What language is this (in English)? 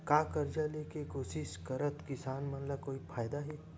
Chhattisgarhi